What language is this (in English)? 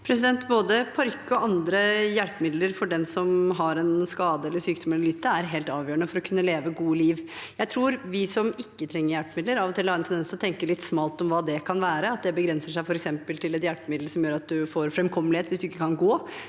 Norwegian